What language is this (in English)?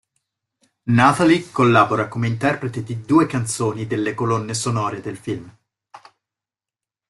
Italian